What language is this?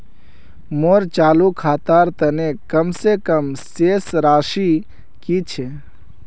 Magahi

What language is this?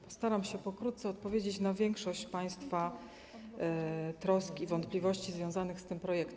Polish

